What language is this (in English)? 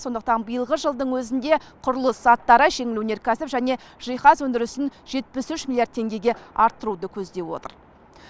Kazakh